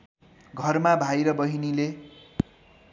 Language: Nepali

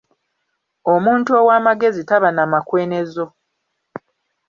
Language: Ganda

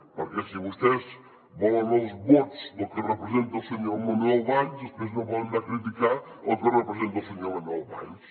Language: Catalan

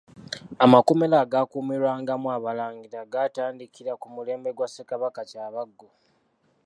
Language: Ganda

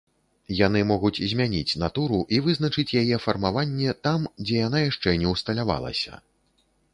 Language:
Belarusian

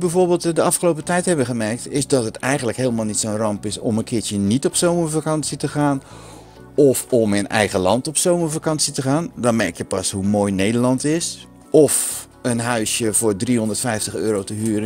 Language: Dutch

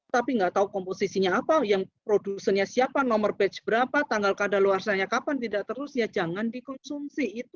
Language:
Indonesian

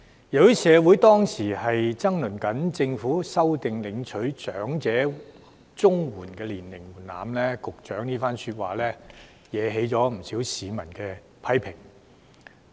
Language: Cantonese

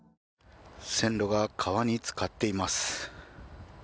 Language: Japanese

